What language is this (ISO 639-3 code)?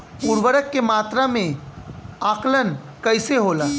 bho